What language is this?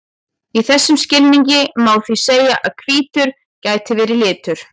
Icelandic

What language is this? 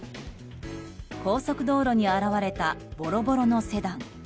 Japanese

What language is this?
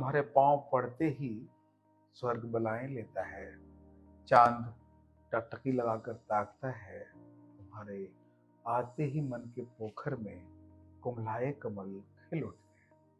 Hindi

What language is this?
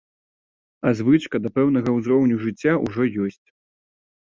Belarusian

